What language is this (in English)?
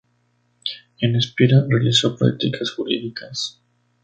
Spanish